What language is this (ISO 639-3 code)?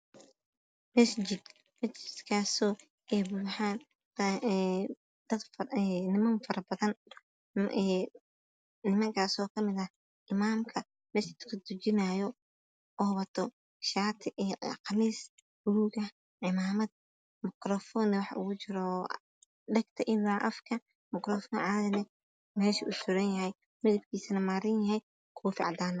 som